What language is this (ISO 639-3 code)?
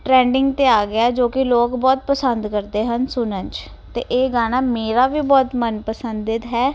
pan